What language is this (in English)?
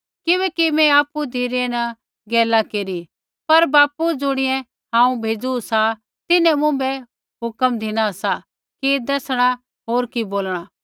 Kullu Pahari